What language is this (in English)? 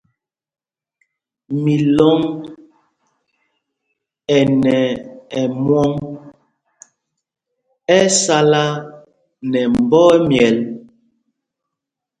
Mpumpong